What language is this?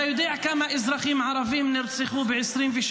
Hebrew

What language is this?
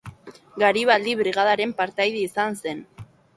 Basque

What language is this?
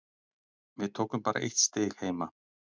Icelandic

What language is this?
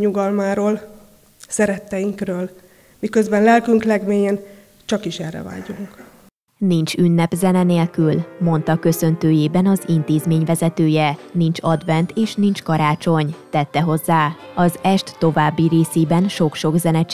Hungarian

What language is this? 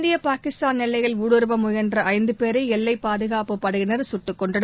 Tamil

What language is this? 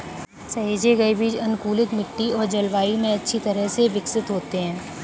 Hindi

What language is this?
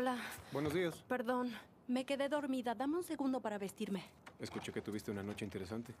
Spanish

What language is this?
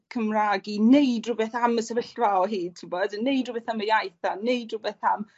Welsh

